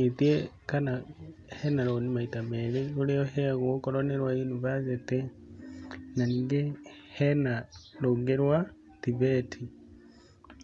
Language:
Kikuyu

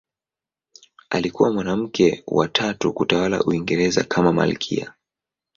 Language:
Swahili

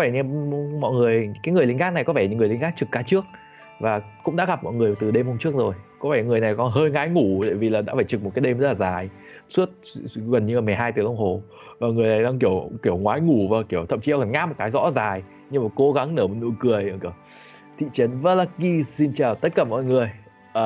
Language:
Vietnamese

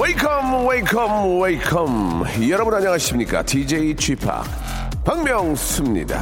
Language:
Korean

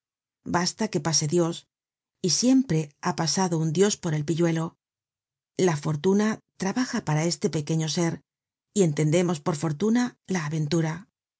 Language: Spanish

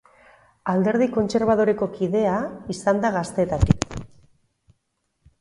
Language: Basque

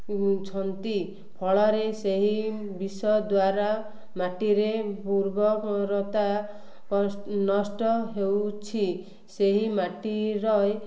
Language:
Odia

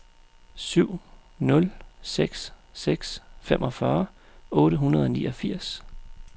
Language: Danish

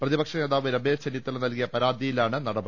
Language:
Malayalam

